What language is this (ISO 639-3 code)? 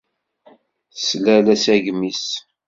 kab